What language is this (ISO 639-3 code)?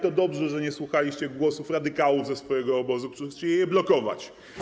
pol